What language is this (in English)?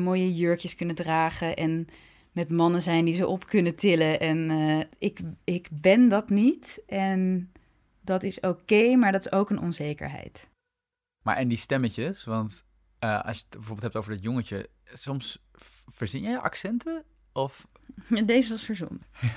Dutch